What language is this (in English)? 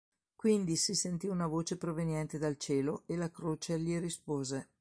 Italian